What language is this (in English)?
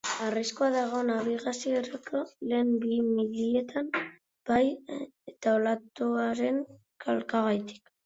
Basque